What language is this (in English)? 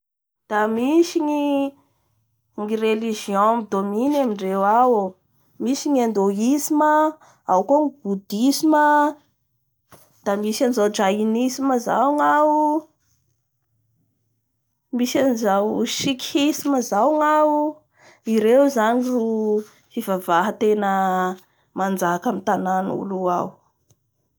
Bara Malagasy